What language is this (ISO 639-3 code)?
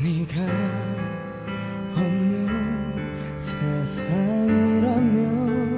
kor